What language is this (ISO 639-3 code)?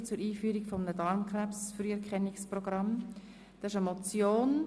gsw